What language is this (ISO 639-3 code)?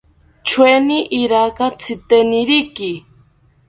cpy